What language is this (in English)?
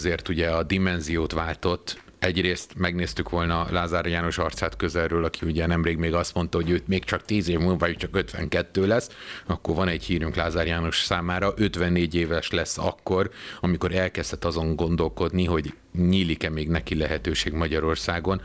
Hungarian